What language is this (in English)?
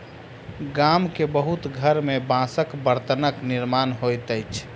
Maithili